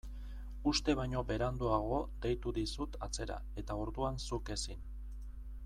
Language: Basque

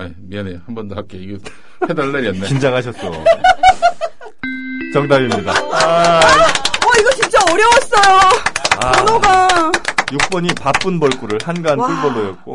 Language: Korean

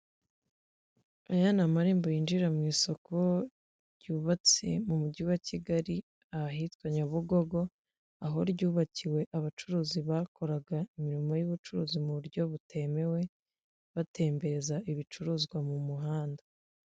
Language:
Kinyarwanda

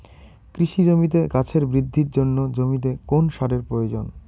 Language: Bangla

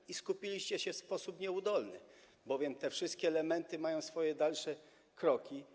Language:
Polish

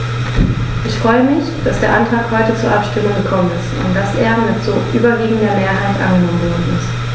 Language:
German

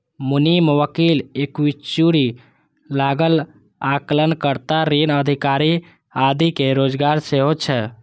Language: Maithili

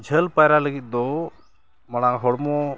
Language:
Santali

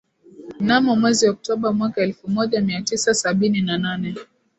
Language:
Swahili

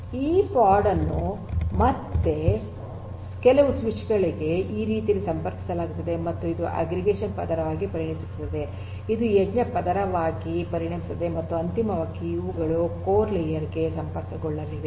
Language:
Kannada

